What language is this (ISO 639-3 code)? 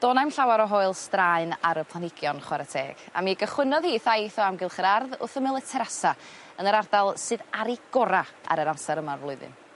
cym